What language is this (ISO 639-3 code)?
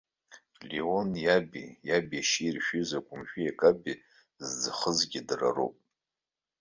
abk